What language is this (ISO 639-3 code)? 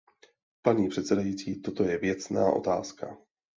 ces